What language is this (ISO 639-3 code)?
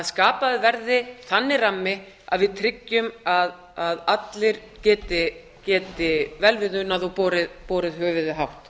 isl